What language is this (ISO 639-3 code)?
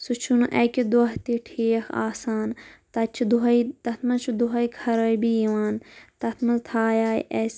kas